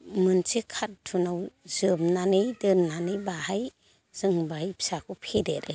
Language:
Bodo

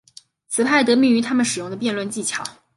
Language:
Chinese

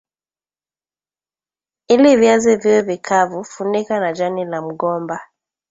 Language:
Swahili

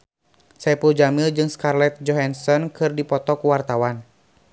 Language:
Sundanese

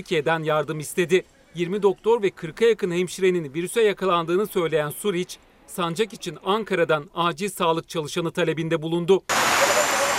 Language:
Turkish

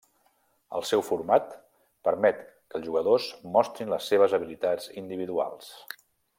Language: Catalan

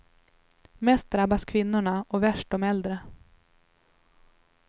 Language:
Swedish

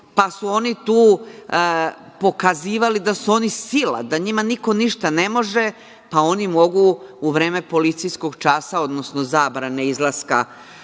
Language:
Serbian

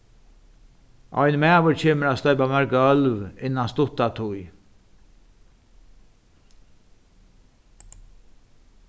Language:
Faroese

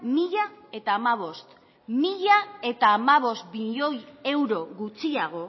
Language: Basque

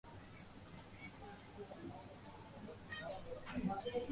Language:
Bangla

